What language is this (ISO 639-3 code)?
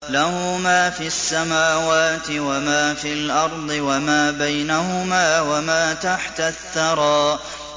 ara